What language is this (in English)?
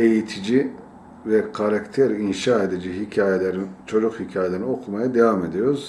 Turkish